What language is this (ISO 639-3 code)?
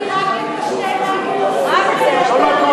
heb